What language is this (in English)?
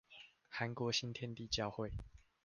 Chinese